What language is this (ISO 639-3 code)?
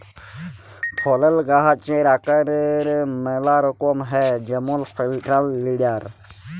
ben